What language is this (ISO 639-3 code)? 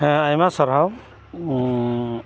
sat